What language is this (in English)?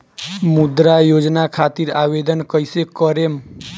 Bhojpuri